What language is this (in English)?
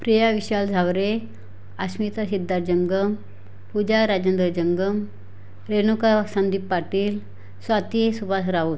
Marathi